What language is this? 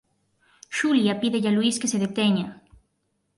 Galician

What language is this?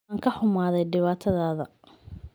Somali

